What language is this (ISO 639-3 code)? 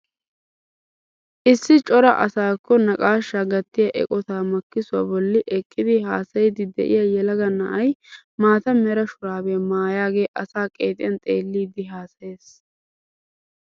wal